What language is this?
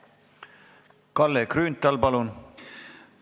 Estonian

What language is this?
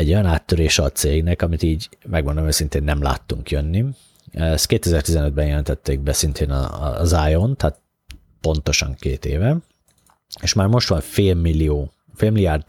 Hungarian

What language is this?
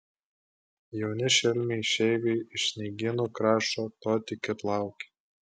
Lithuanian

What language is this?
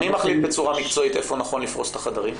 Hebrew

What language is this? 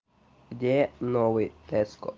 Russian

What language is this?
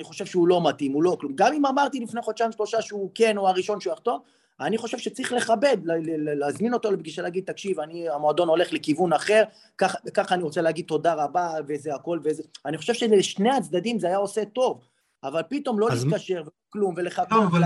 Hebrew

